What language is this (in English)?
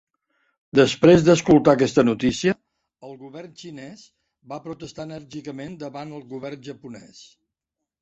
Catalan